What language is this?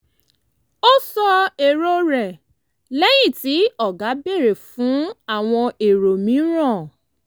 Yoruba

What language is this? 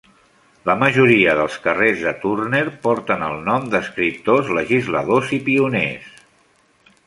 Catalan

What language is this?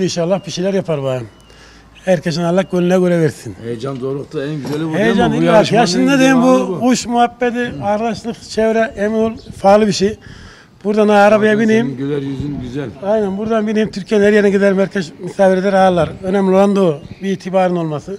Turkish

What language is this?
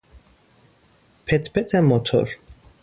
Persian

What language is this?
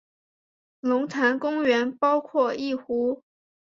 Chinese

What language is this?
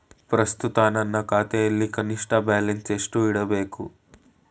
Kannada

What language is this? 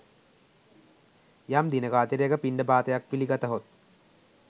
Sinhala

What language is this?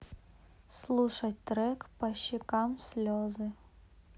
Russian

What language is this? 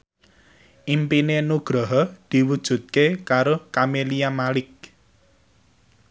Javanese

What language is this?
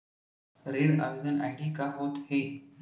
Chhattisgarhi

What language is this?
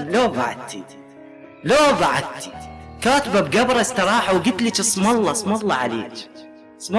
Arabic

